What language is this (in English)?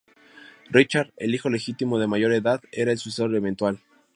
Spanish